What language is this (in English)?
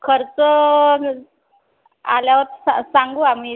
Marathi